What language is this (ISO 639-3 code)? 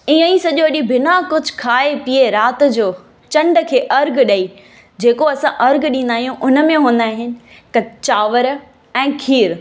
snd